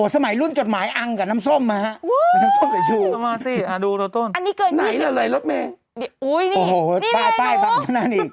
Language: Thai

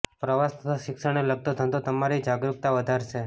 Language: Gujarati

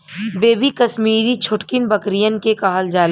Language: Bhojpuri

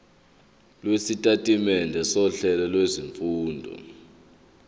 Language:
Zulu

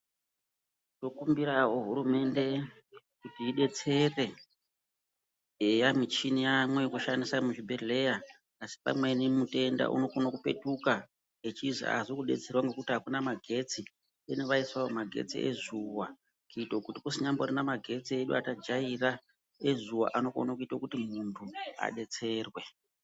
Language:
Ndau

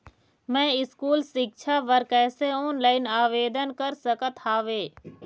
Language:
Chhattisgarhi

